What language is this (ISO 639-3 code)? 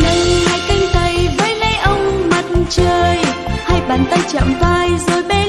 vie